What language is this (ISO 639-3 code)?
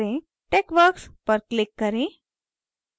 hin